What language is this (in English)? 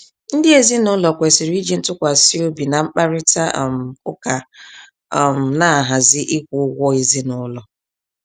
Igbo